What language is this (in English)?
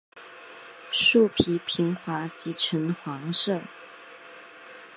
Chinese